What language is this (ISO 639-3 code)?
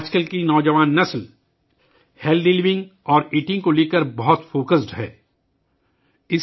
urd